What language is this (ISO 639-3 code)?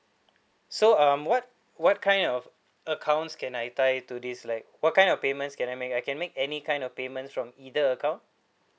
eng